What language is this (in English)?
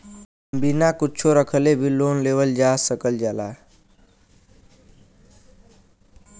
Bhojpuri